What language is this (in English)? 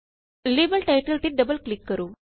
Punjabi